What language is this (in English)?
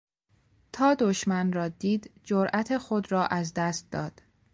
Persian